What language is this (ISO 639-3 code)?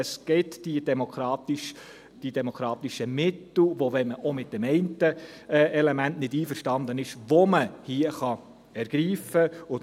gsw